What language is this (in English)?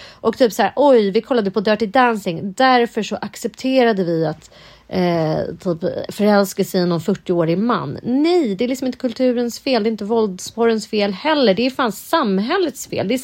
Swedish